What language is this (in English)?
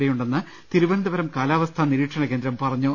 Malayalam